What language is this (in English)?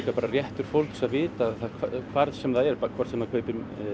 Icelandic